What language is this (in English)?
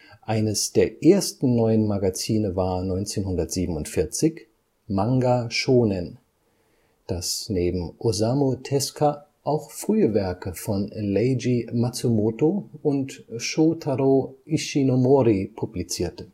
German